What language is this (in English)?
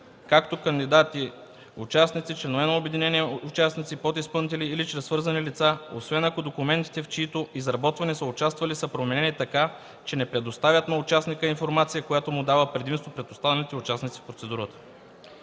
Bulgarian